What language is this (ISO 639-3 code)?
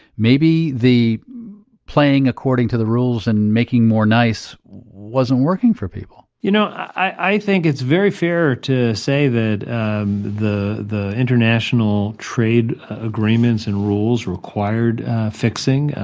eng